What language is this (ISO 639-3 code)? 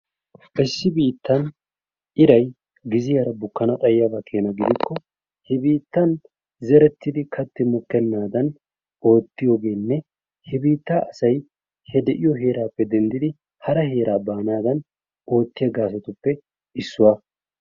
wal